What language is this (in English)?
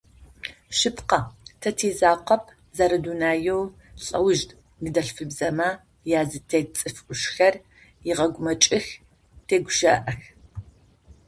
Adyghe